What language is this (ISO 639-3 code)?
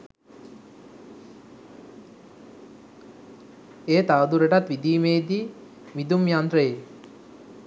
sin